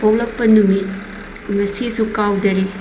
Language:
Manipuri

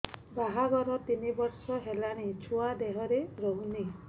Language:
Odia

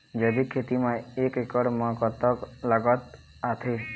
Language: Chhattisgarhi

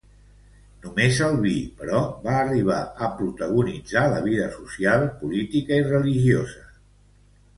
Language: Catalan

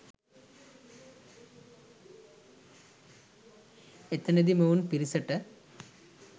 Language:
Sinhala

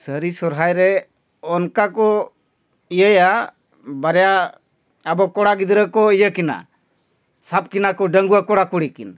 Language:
Santali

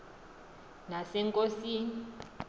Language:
Xhosa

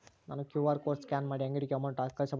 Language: Kannada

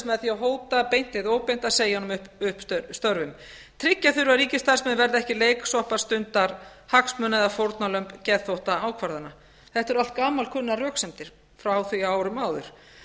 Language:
Icelandic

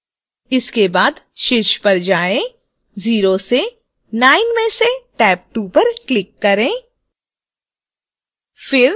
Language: Hindi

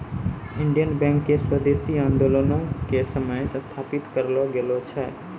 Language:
Maithili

